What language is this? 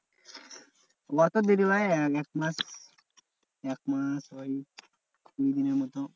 Bangla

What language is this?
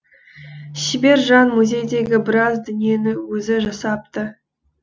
Kazakh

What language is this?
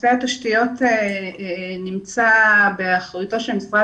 Hebrew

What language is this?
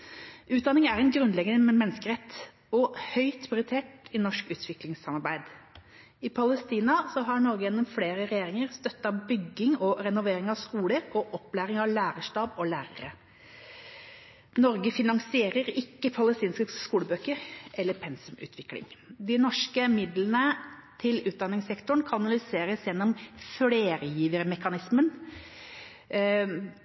Norwegian Bokmål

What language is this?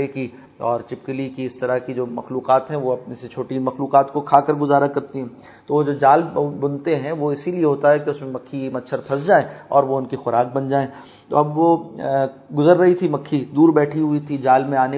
Urdu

